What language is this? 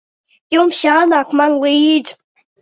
Latvian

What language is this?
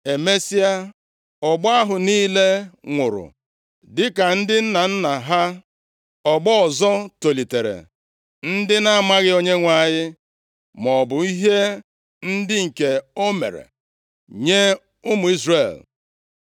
Igbo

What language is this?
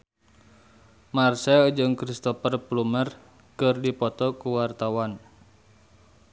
Sundanese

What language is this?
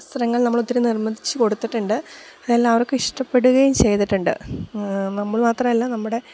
Malayalam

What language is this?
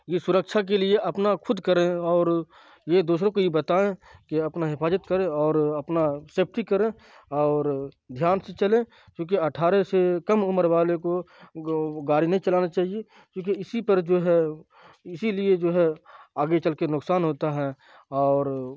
Urdu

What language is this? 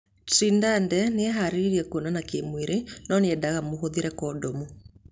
Kikuyu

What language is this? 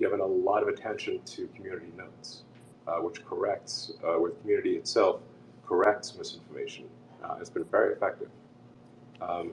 English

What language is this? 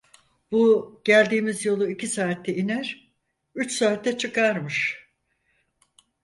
Turkish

